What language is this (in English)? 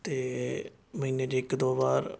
Punjabi